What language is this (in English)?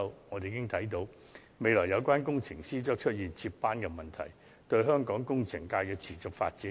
Cantonese